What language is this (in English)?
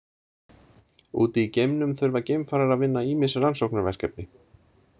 Icelandic